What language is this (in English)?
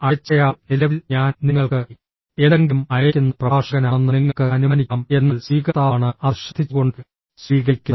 Malayalam